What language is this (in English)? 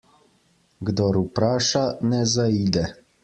Slovenian